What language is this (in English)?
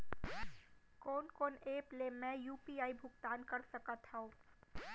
Chhattisgarhi